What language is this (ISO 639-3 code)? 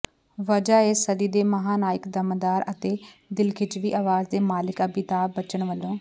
pan